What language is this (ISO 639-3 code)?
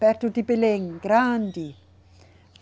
por